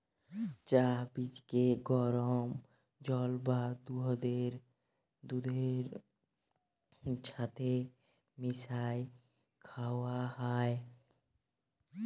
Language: Bangla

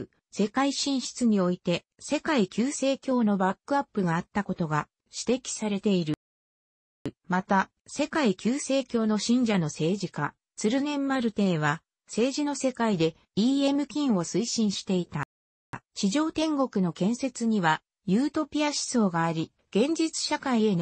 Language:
Japanese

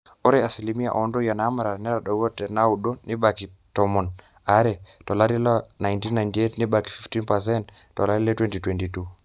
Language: Masai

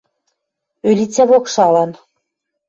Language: Western Mari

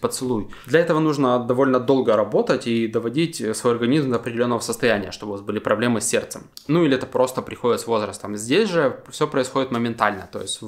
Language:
Russian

